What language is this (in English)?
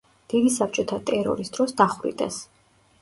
Georgian